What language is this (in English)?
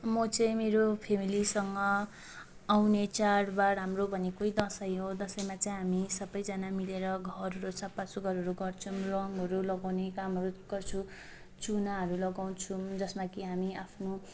Nepali